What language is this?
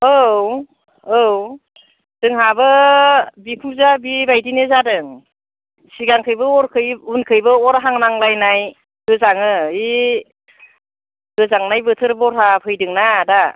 Bodo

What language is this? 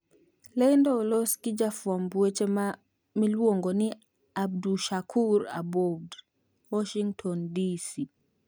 Luo (Kenya and Tanzania)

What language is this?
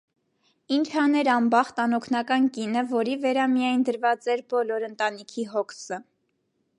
Armenian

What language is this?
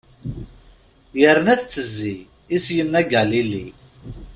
Kabyle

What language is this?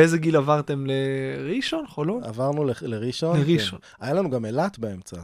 Hebrew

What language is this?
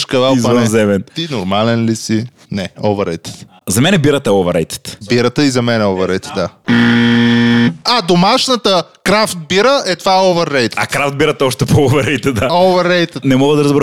Bulgarian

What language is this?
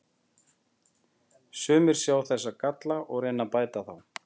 Icelandic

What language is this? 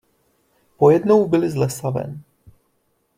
Czech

